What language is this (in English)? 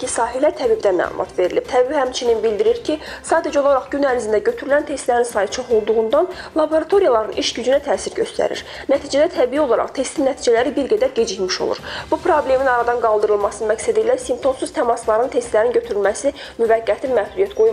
Turkish